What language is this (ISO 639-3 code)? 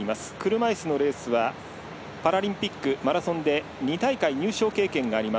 jpn